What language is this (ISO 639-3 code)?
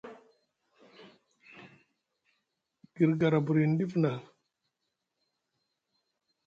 mug